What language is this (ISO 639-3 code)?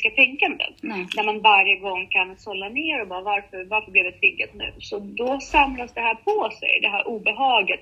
swe